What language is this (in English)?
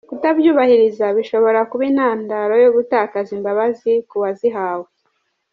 Kinyarwanda